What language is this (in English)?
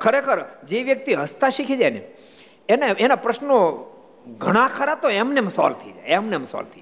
Gujarati